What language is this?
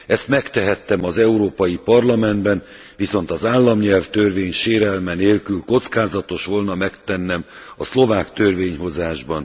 Hungarian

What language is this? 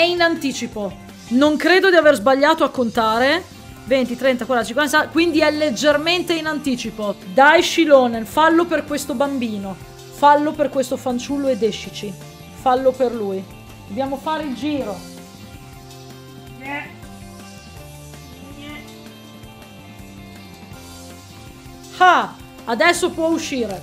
Italian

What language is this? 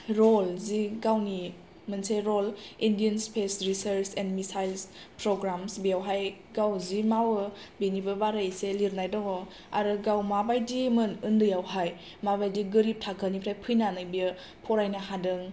Bodo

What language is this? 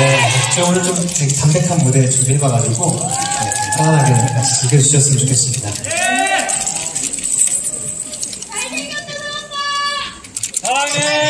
Korean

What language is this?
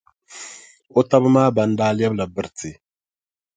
Dagbani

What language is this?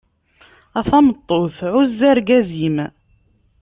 Kabyle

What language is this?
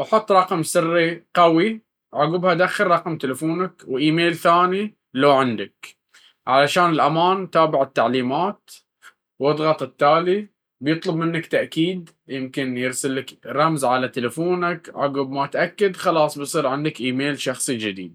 Baharna Arabic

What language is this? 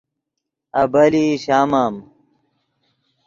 Yidgha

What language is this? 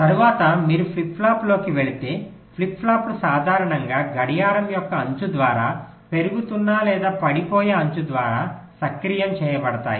Telugu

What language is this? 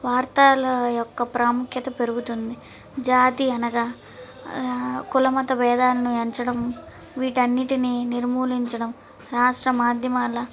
Telugu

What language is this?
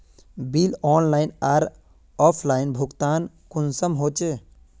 Magahi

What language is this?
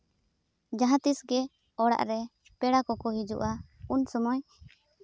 Santali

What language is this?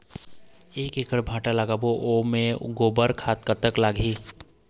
Chhattisgarhi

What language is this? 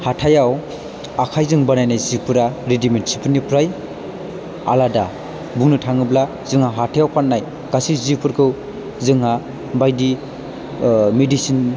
Bodo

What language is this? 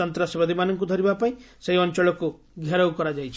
Odia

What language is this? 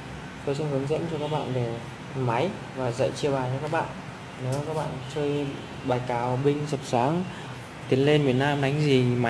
Vietnamese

